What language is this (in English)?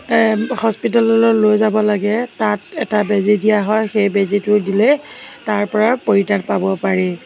Assamese